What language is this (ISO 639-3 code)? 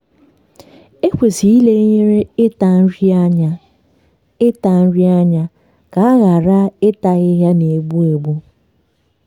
ibo